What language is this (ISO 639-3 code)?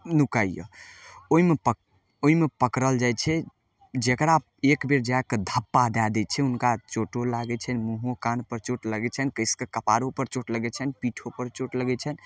mai